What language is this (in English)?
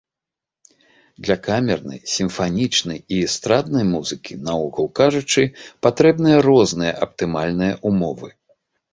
Belarusian